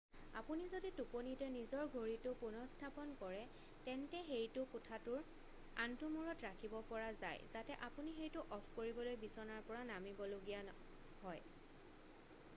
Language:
Assamese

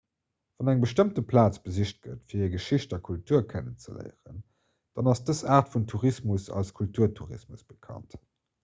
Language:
Luxembourgish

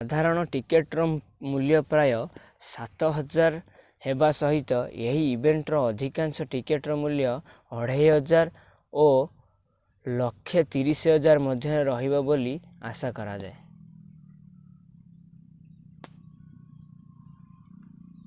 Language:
Odia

